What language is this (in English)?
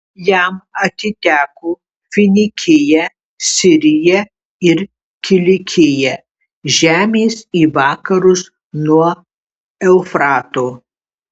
Lithuanian